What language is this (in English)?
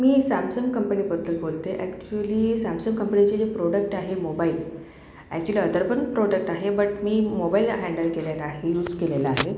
Marathi